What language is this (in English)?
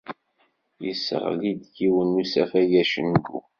Kabyle